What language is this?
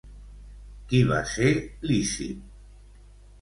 Catalan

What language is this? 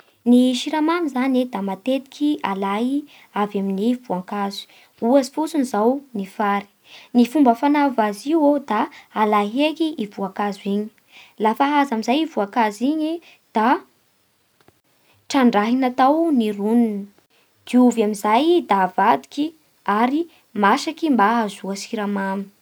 Bara Malagasy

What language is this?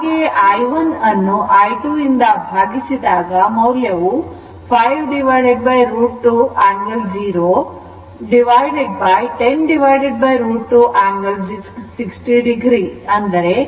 Kannada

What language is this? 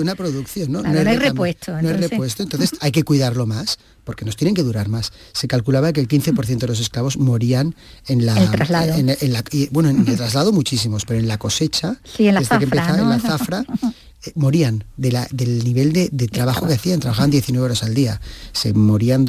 Spanish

